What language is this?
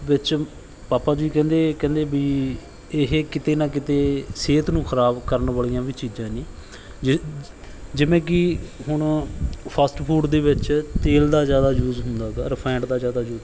Punjabi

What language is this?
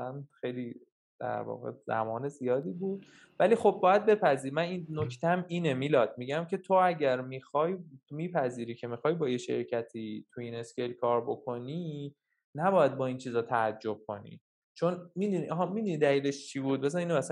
Persian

